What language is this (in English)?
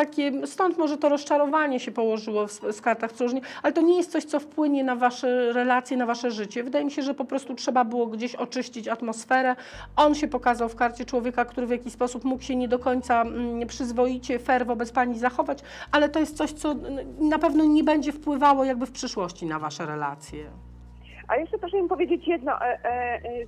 Polish